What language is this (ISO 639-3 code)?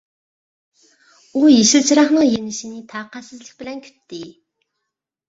uig